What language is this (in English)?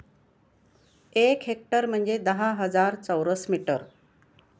Marathi